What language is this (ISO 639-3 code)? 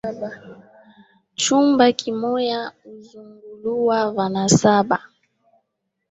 swa